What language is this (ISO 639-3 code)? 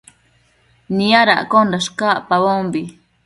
mcf